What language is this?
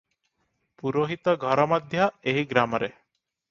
Odia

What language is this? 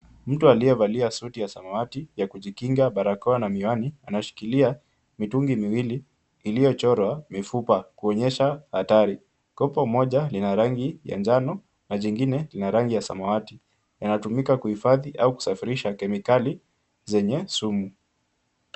Swahili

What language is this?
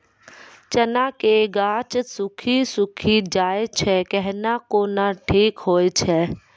Maithili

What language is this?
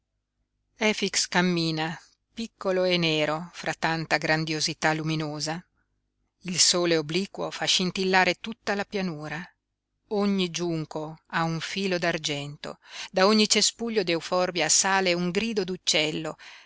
Italian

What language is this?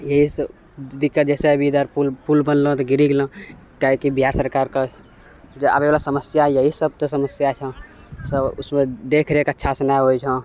Maithili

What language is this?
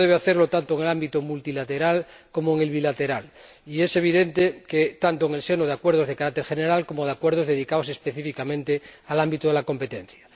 Spanish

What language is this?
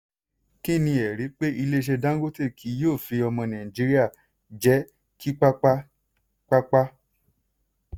Yoruba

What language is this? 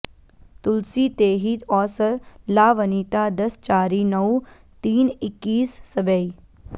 Sanskrit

